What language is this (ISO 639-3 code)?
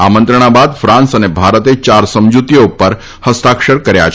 guj